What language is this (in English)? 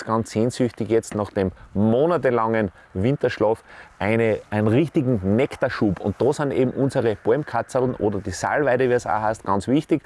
German